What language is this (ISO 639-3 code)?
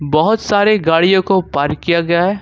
hin